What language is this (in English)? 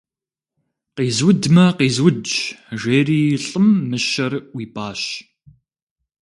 Kabardian